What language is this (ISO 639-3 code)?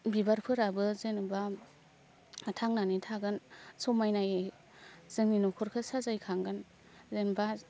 brx